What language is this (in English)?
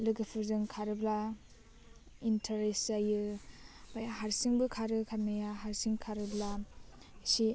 Bodo